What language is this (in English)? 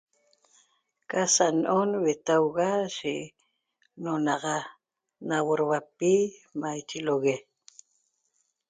Toba